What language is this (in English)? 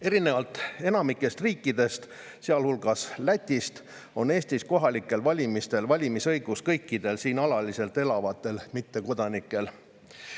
Estonian